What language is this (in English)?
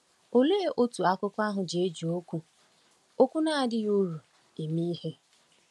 Igbo